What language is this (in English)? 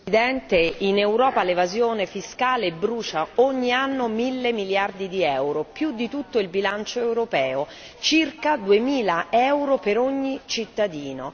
Italian